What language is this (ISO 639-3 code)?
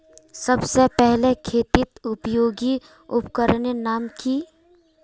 mag